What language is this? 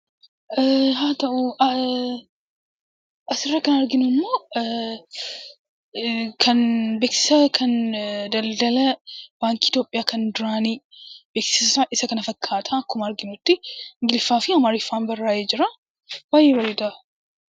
Oromo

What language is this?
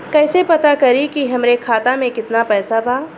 Bhojpuri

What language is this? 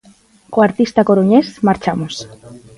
Galician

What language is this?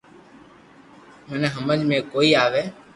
Loarki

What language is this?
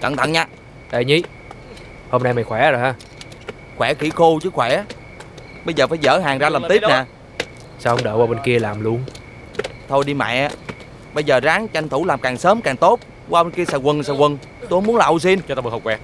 Vietnamese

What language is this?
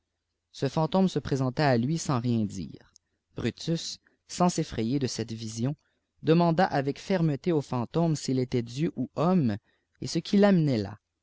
French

